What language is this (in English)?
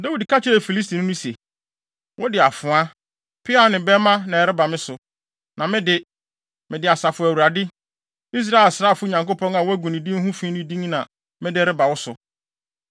Akan